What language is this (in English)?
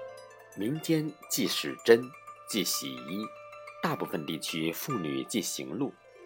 Chinese